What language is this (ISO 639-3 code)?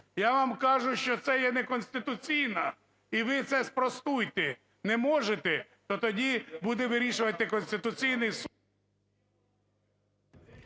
ukr